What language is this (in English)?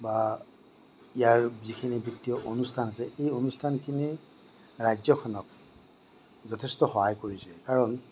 Assamese